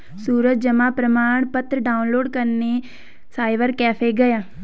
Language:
Hindi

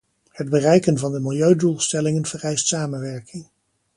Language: Dutch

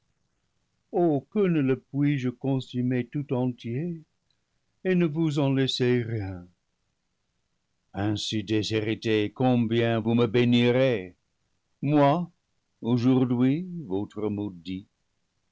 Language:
French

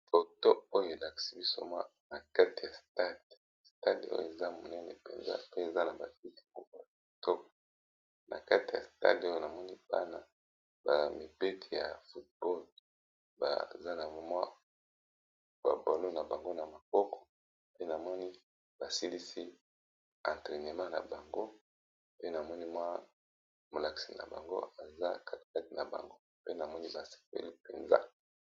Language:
Lingala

